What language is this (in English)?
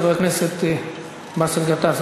Hebrew